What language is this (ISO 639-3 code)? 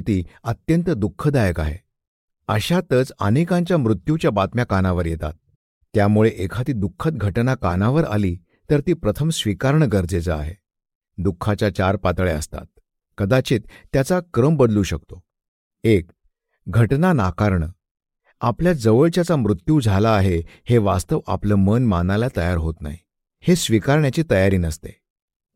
mar